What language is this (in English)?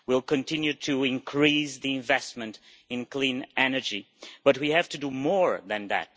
English